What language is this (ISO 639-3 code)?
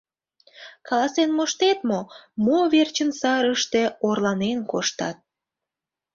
chm